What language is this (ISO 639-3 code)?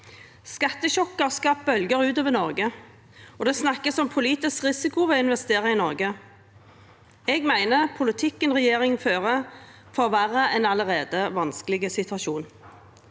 nor